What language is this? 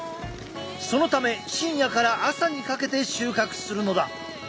Japanese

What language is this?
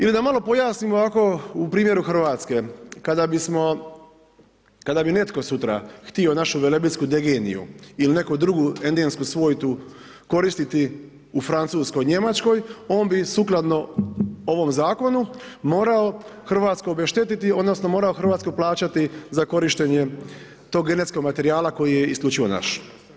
Croatian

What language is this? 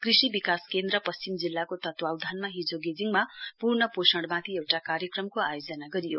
Nepali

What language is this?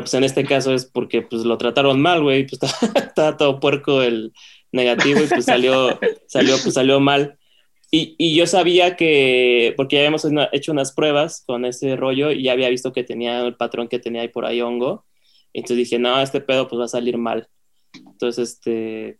Spanish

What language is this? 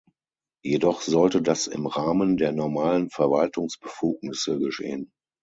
German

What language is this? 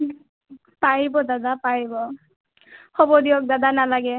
Assamese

